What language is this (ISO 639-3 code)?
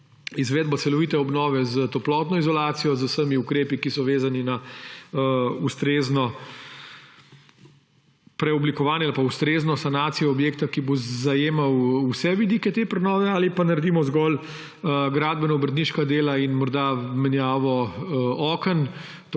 slv